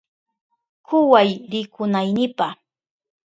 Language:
Southern Pastaza Quechua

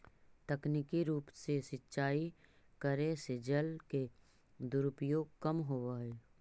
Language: Magahi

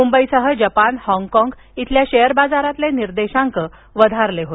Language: Marathi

